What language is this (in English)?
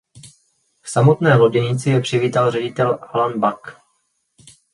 Czech